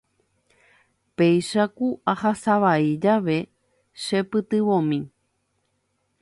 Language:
Guarani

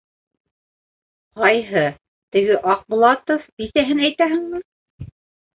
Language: Bashkir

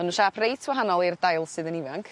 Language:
Welsh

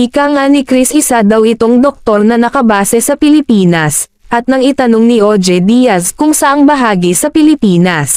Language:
Filipino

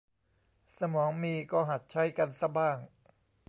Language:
Thai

